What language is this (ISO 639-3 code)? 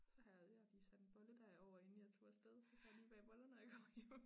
dan